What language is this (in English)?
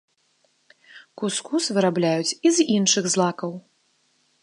Belarusian